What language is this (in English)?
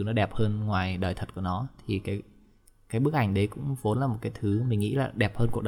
Vietnamese